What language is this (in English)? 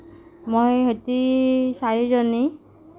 Assamese